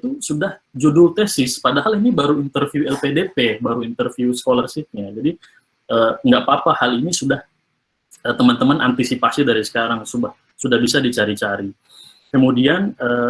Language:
Indonesian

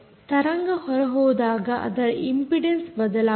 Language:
Kannada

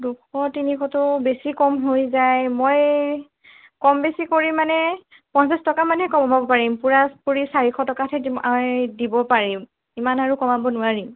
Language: Assamese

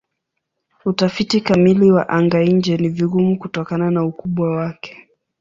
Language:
Swahili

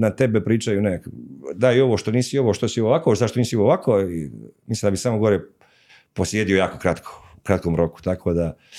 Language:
Croatian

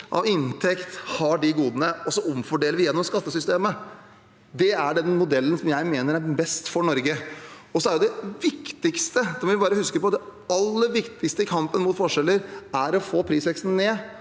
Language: Norwegian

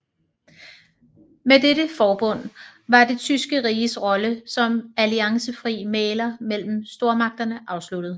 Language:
Danish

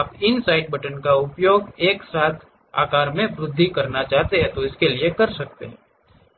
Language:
Hindi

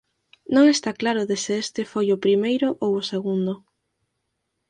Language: Galician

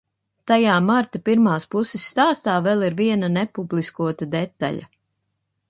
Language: Latvian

